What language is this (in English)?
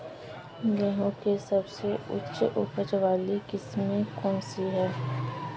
Hindi